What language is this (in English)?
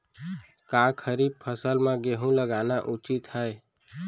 Chhattisgarhi